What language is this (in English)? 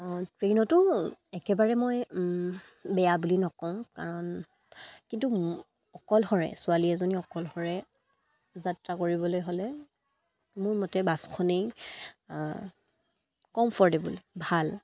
Assamese